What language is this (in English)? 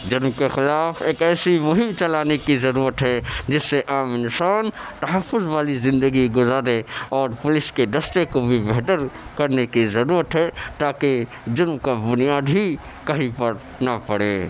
Urdu